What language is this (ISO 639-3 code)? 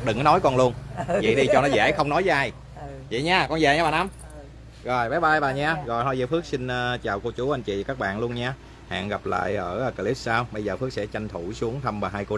vie